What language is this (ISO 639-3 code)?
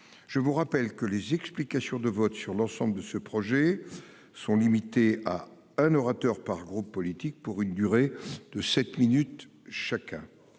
fra